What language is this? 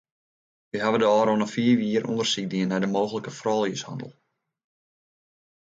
Western Frisian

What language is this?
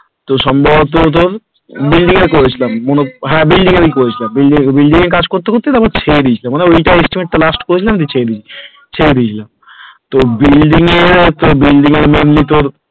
Bangla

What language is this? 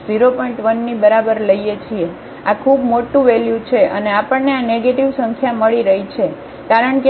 Gujarati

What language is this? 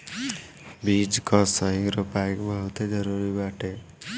Bhojpuri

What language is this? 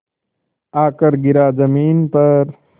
Hindi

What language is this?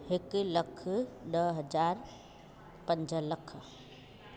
Sindhi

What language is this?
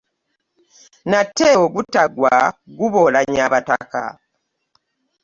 Ganda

